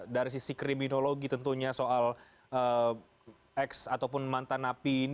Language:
Indonesian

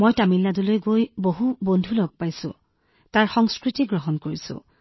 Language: Assamese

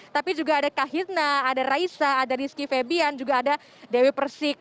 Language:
Indonesian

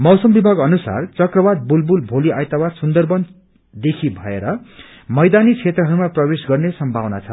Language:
Nepali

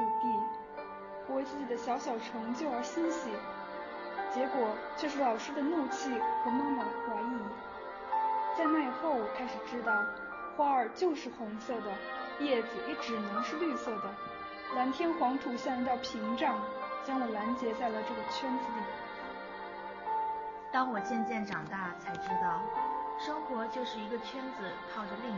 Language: Chinese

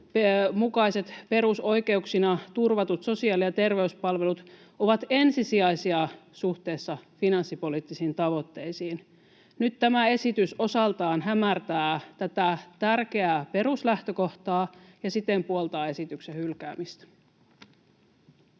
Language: Finnish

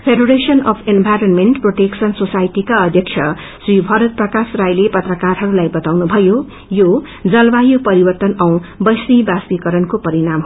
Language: Nepali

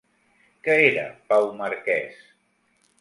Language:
Catalan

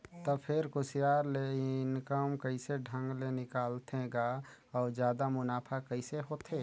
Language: Chhattisgarhi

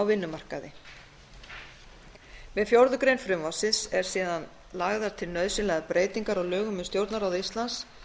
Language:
Icelandic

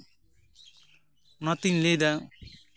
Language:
Santali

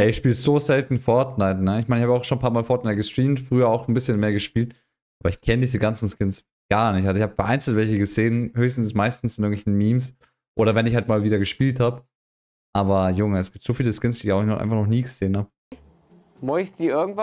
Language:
German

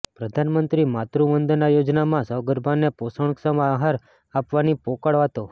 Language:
Gujarati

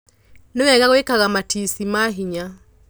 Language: Kikuyu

